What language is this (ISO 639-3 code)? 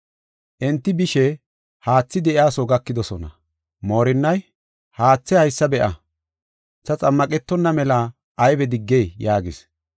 gof